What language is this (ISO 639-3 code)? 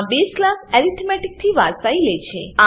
guj